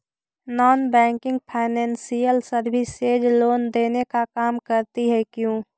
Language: Magahi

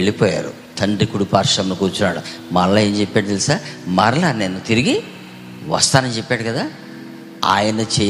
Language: Telugu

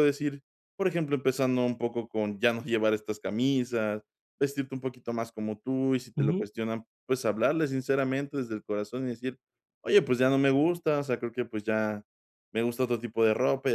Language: Spanish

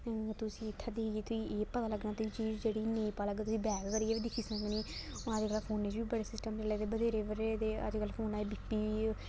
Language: Dogri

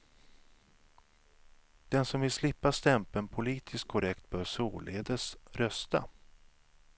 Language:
Swedish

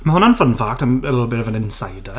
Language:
Welsh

